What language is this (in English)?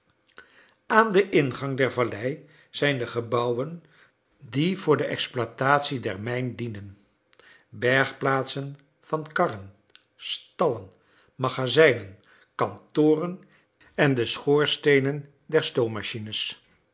Dutch